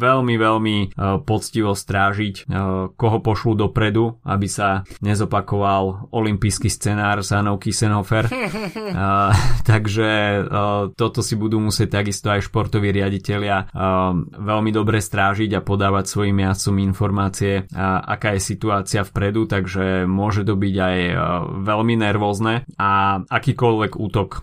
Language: Slovak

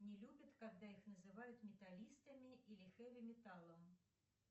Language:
Russian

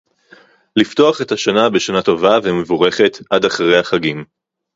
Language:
Hebrew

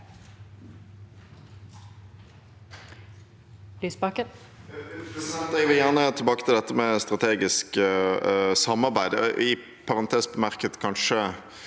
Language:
Norwegian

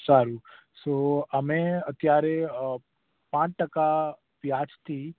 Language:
Gujarati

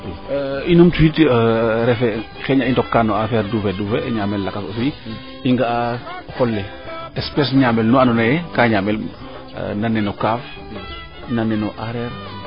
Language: Serer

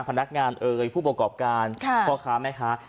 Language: Thai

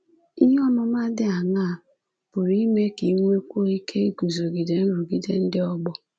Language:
Igbo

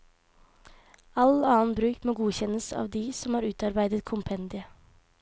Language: Norwegian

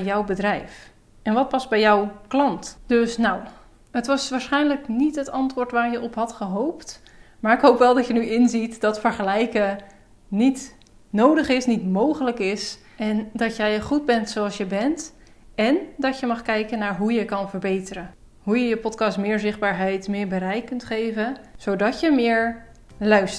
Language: Dutch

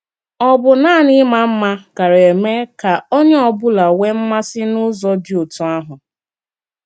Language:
Igbo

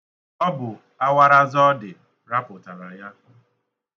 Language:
Igbo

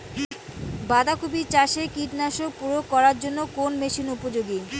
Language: Bangla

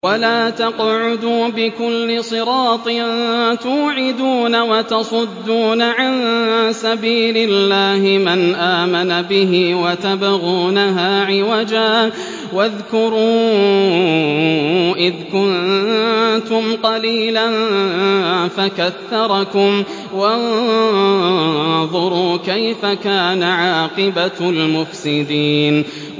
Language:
Arabic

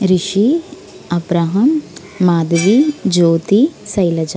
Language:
Telugu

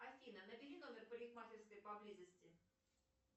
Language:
Russian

